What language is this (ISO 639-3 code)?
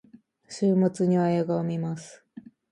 jpn